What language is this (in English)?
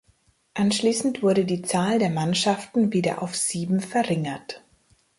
German